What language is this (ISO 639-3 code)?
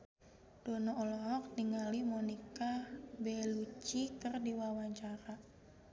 sun